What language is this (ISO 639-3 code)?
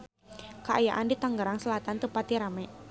sun